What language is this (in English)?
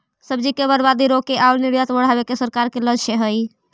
Magahi